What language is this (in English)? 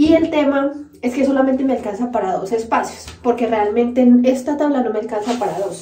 Spanish